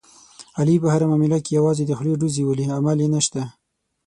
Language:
Pashto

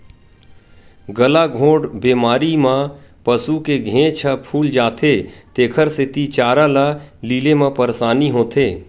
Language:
Chhattisgarhi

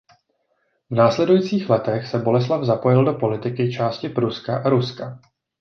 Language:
Czech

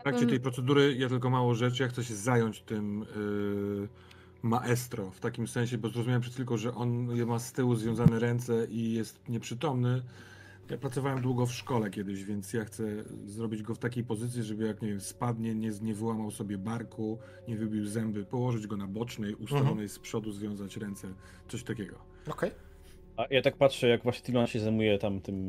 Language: Polish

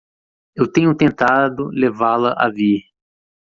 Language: Portuguese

